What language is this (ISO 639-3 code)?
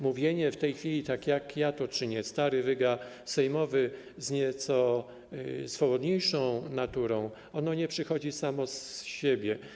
pol